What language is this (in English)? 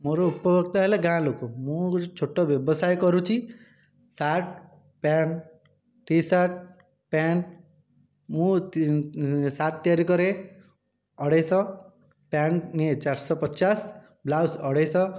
Odia